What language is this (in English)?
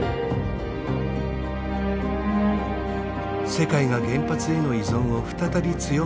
Japanese